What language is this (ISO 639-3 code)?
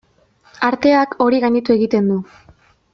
eus